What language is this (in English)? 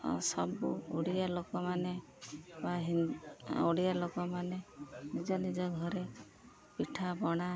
Odia